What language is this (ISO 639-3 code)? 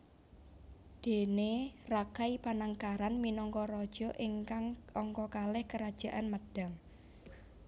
jav